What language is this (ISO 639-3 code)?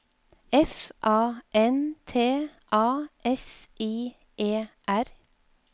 nor